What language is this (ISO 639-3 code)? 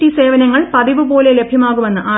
mal